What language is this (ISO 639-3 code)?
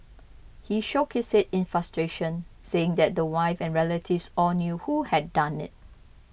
eng